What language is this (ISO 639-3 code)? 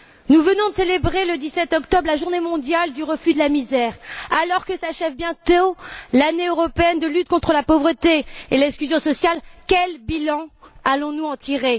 fra